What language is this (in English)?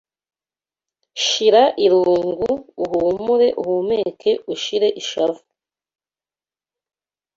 Kinyarwanda